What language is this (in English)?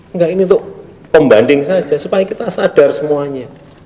Indonesian